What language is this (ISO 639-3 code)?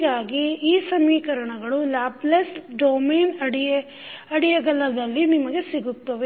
kan